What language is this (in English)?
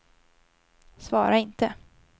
Swedish